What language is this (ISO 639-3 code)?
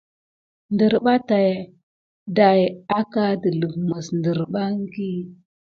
gid